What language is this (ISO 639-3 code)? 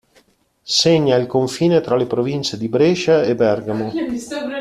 ita